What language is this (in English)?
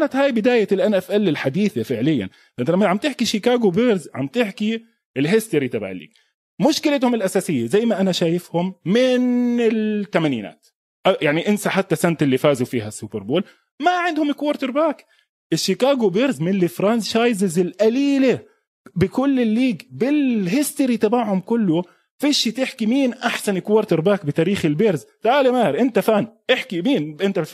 Arabic